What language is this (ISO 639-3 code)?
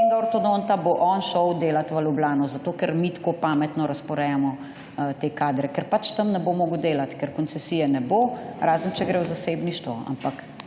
slv